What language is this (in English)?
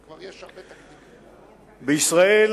Hebrew